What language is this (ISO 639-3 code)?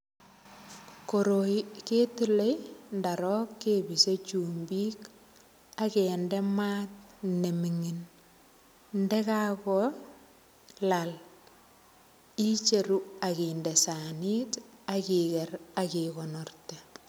kln